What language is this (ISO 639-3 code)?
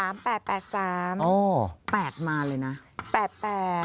tha